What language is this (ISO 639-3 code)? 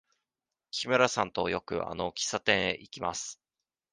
jpn